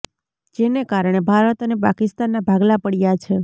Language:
Gujarati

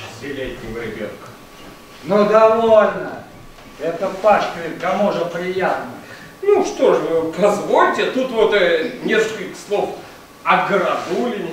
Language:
Russian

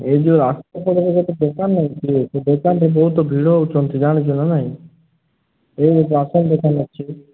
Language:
Odia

